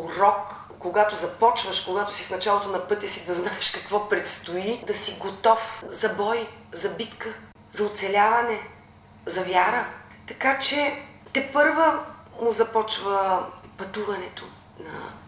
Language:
Bulgarian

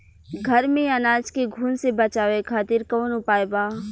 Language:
Bhojpuri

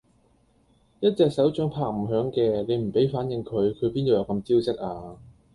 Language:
Cantonese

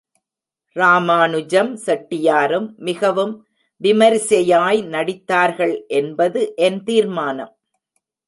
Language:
Tamil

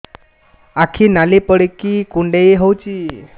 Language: Odia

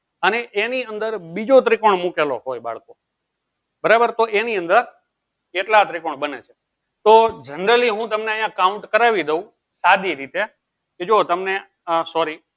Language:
Gujarati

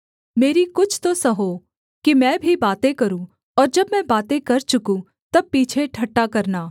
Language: Hindi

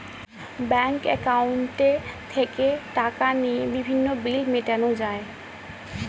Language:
Bangla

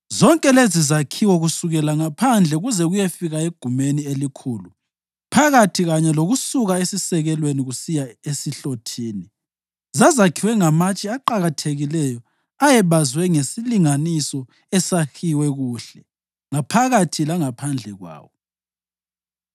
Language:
North Ndebele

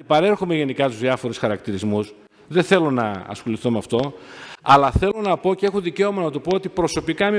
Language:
Greek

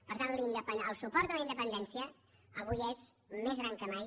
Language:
Catalan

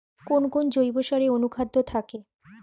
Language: Bangla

